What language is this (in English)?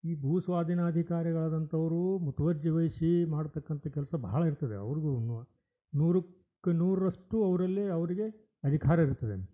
Kannada